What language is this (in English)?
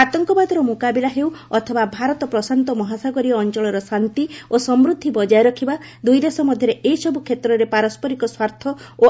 Odia